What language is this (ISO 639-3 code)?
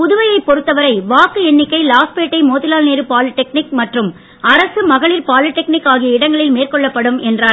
tam